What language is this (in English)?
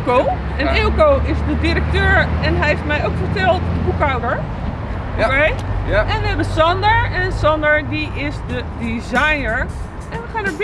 Dutch